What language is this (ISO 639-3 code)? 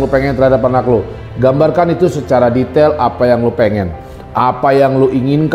ind